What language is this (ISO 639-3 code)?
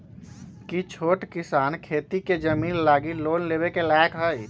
mag